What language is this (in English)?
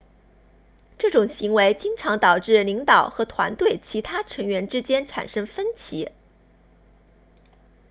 Chinese